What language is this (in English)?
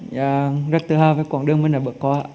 Vietnamese